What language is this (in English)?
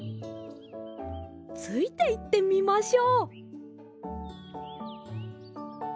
Japanese